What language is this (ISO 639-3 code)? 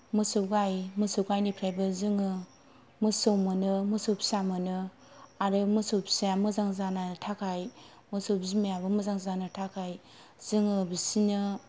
brx